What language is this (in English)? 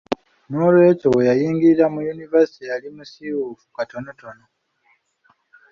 Ganda